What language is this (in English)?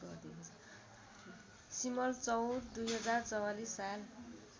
Nepali